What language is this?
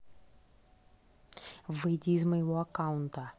Russian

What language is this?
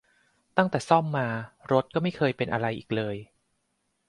Thai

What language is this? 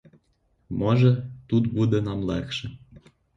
Ukrainian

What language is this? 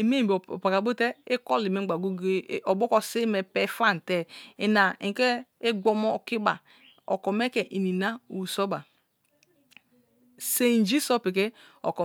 Kalabari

